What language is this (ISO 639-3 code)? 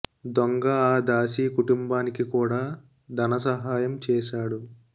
tel